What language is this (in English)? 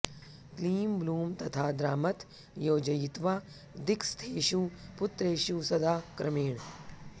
Sanskrit